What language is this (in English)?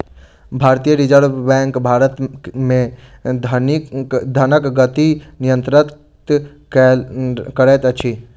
Maithili